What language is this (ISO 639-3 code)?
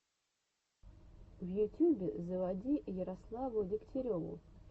rus